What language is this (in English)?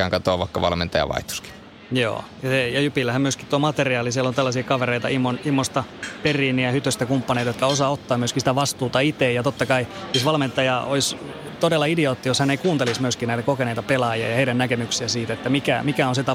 Finnish